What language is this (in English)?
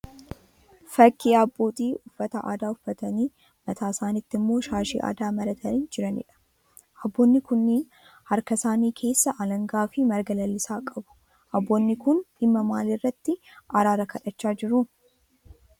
Oromo